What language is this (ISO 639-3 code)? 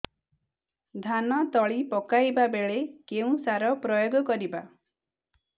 ori